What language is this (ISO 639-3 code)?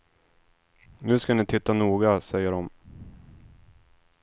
swe